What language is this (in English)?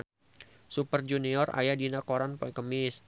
Sundanese